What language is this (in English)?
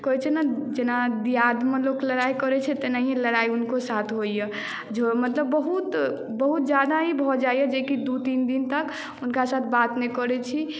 Maithili